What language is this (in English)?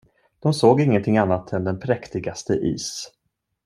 Swedish